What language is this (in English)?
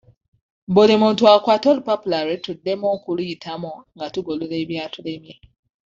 Ganda